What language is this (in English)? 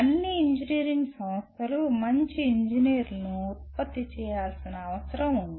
Telugu